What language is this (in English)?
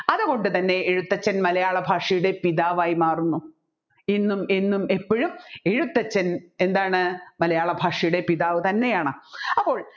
Malayalam